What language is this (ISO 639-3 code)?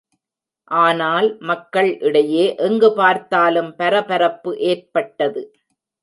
tam